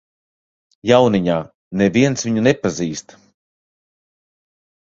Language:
Latvian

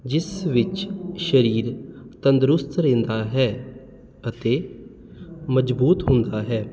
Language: Punjabi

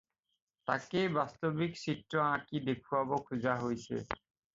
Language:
Assamese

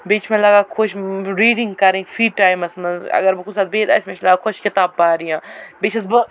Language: Kashmiri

